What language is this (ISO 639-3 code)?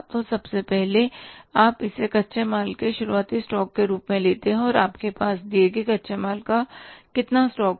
hin